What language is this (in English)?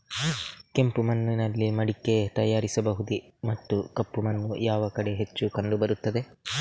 Kannada